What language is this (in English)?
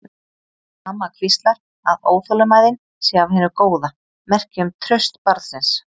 Icelandic